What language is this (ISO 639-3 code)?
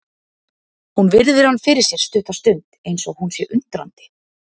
isl